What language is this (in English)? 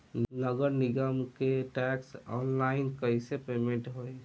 Bhojpuri